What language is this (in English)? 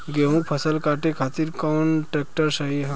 Bhojpuri